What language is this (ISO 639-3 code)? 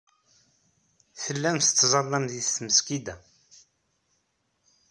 kab